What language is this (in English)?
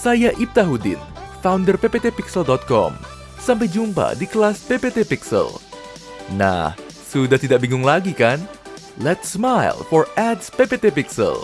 Indonesian